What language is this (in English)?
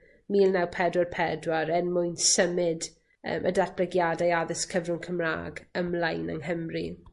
Welsh